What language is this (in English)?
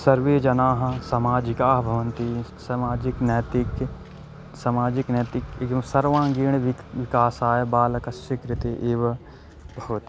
Sanskrit